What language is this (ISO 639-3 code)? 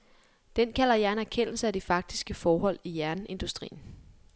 dan